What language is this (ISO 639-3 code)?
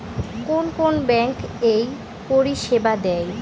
ben